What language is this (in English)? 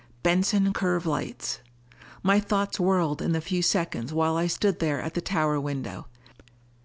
English